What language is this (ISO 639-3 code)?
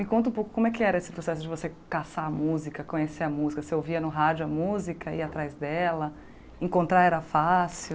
por